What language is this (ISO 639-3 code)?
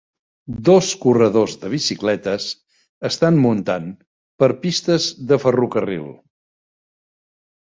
cat